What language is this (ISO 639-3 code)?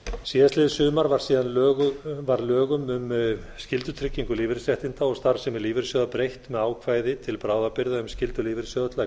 isl